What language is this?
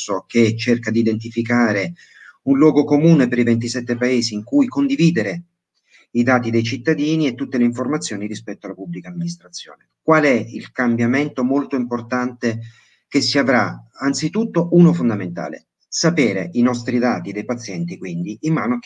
Italian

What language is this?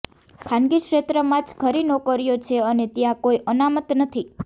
Gujarati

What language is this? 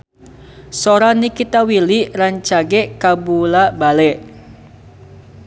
Sundanese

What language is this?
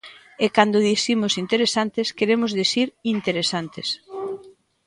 Galician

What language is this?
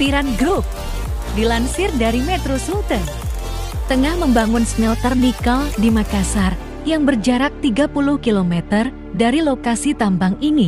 Indonesian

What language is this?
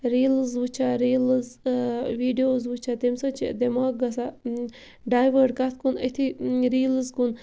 Kashmiri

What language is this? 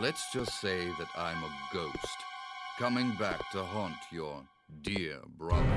German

